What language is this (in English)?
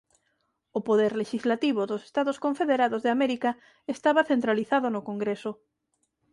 Galician